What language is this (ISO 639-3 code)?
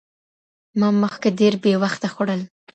pus